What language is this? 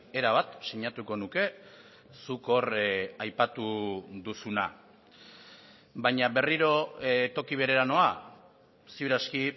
Basque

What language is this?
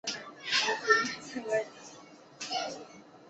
Chinese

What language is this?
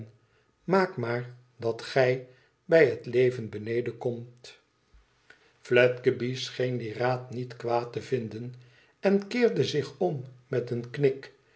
Dutch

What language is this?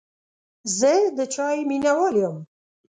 Pashto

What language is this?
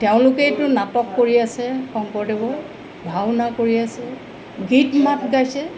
Assamese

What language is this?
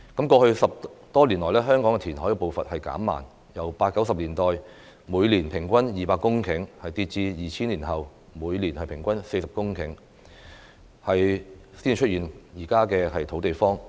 Cantonese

